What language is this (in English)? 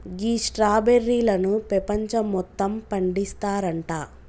Telugu